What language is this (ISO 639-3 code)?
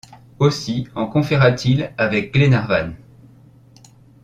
fra